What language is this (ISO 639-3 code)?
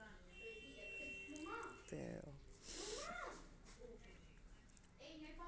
doi